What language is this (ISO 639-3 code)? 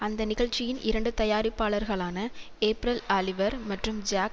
tam